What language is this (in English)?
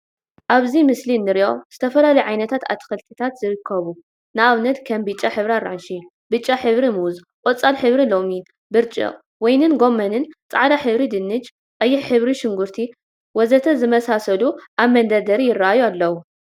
Tigrinya